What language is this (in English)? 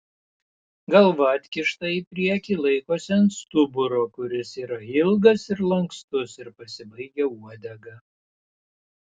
Lithuanian